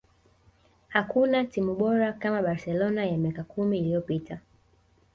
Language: Swahili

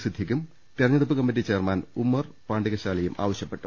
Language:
Malayalam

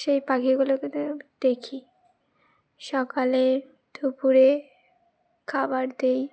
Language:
Bangla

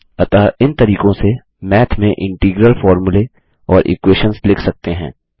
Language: Hindi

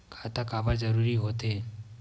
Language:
Chhattisgarhi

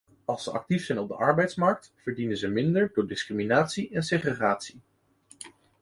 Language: Dutch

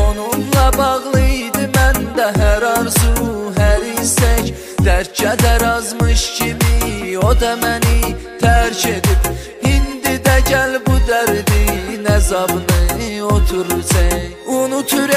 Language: Turkish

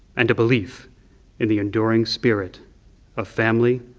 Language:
English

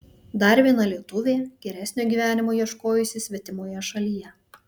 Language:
Lithuanian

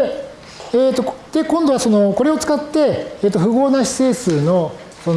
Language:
Japanese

